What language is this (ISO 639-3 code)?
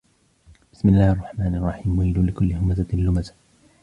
ara